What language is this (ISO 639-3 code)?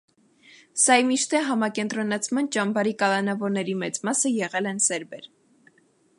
hye